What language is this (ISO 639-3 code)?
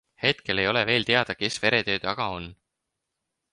est